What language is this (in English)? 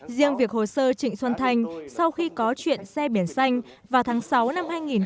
Vietnamese